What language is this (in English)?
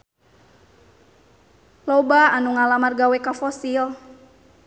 Sundanese